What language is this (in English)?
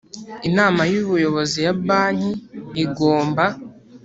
Kinyarwanda